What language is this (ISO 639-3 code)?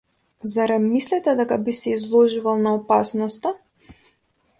mkd